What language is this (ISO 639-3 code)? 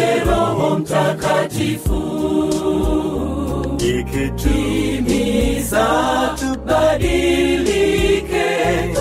swa